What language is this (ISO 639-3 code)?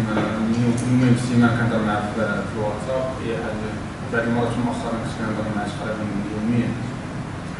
ara